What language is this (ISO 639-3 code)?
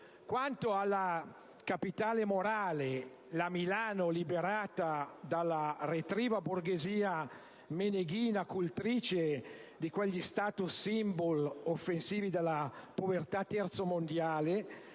ita